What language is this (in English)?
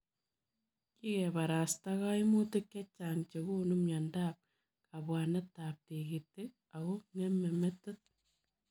Kalenjin